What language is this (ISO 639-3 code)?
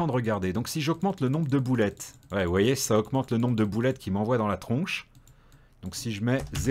fra